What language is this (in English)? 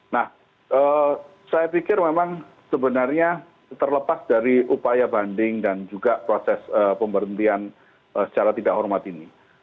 Indonesian